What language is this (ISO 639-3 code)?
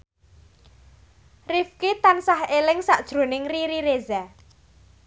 jav